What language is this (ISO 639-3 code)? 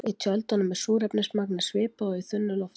isl